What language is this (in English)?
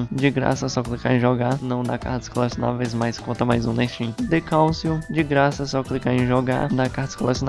Portuguese